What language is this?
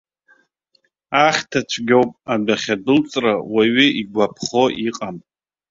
Abkhazian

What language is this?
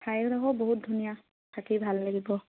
Assamese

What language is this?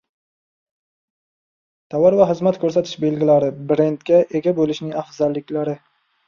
Uzbek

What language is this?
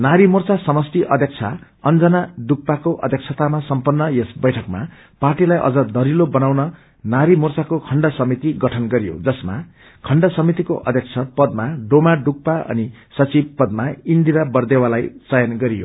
Nepali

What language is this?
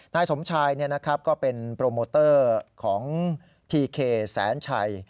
Thai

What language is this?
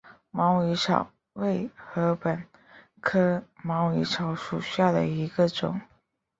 Chinese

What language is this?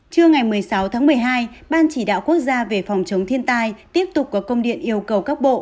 Vietnamese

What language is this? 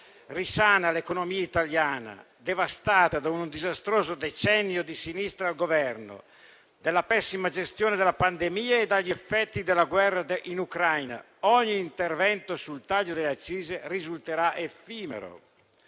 Italian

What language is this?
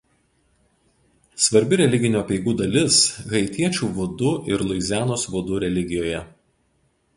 Lithuanian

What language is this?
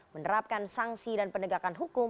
Indonesian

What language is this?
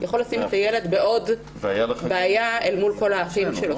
Hebrew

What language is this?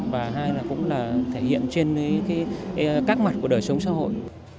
Vietnamese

